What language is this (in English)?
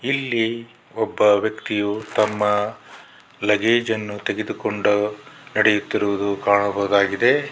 Kannada